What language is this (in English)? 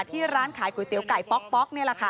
Thai